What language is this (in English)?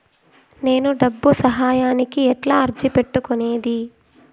Telugu